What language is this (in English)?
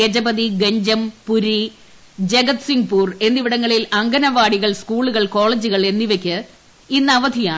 Malayalam